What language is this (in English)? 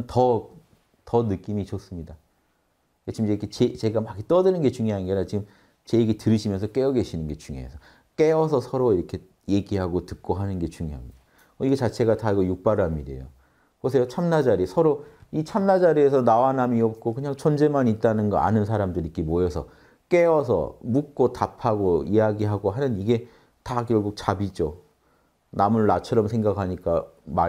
Korean